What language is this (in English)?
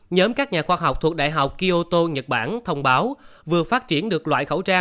Vietnamese